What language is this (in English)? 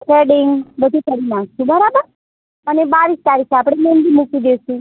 Gujarati